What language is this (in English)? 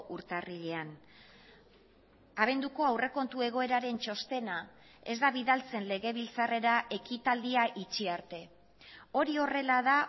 Basque